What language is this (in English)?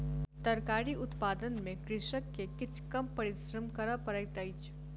Maithili